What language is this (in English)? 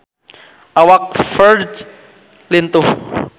Sundanese